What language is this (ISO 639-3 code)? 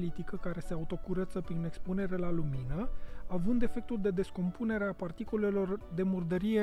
ron